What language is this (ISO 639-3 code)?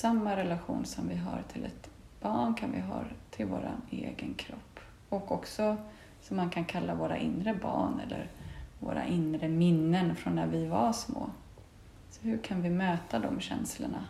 swe